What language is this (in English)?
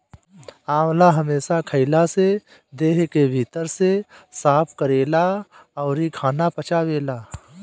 Bhojpuri